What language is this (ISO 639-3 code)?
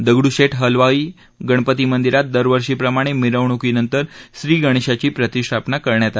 mar